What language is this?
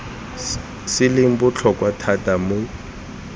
Tswana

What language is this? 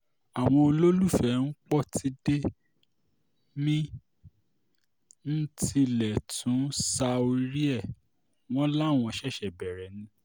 Yoruba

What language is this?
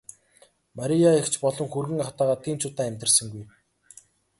Mongolian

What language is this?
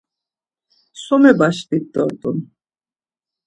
Laz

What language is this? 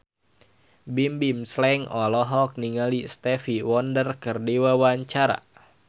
Sundanese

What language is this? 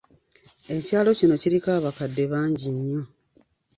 Ganda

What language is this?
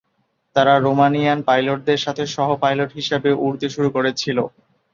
Bangla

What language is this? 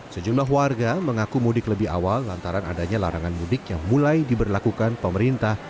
Indonesian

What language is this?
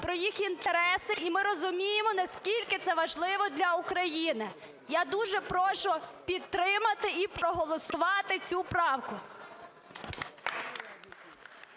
Ukrainian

